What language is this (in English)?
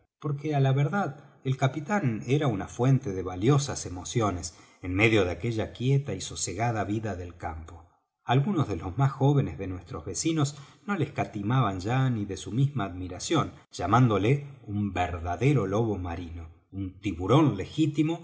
Spanish